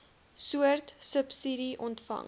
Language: Afrikaans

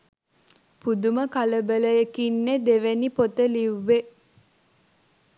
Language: Sinhala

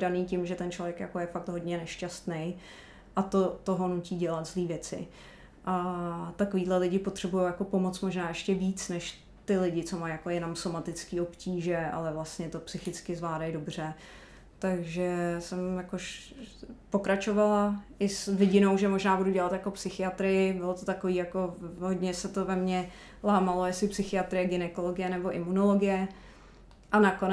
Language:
Czech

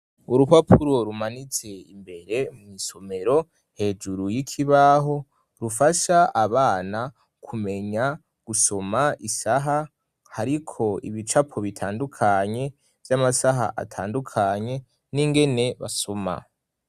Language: Rundi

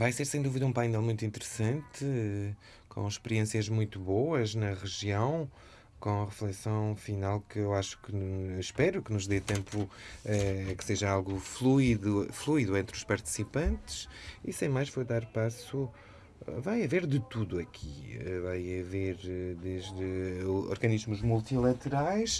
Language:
Portuguese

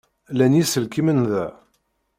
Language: Kabyle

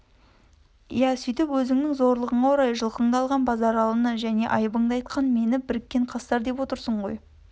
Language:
Kazakh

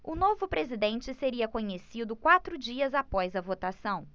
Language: Portuguese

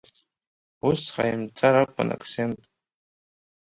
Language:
Abkhazian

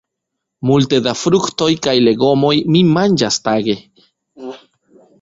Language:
Esperanto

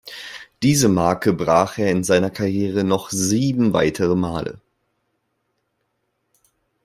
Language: German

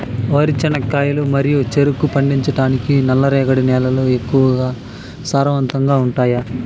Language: Telugu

